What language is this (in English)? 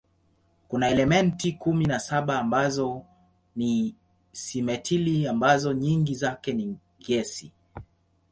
Swahili